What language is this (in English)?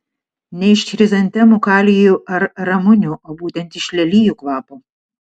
Lithuanian